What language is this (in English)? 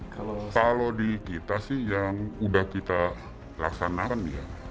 Indonesian